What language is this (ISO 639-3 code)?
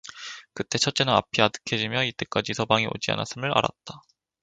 kor